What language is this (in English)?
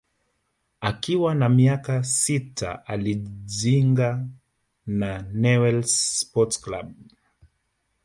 Swahili